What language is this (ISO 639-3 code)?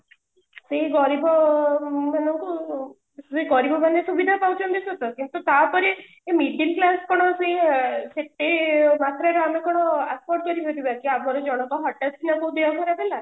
ori